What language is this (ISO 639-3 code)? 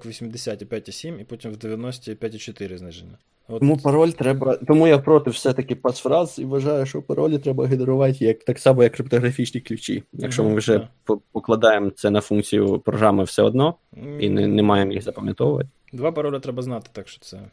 ukr